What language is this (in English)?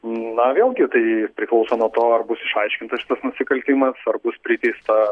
Lithuanian